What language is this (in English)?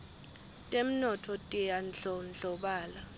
Swati